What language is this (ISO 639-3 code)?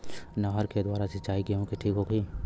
bho